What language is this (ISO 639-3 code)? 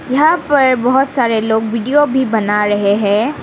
hin